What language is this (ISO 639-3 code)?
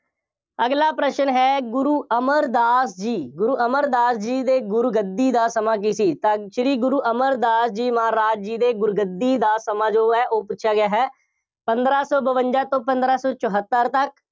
pan